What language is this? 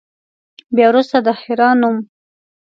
Pashto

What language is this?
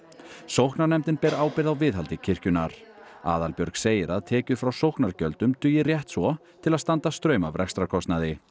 Icelandic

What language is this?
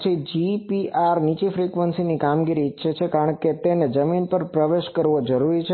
Gujarati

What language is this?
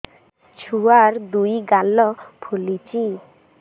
Odia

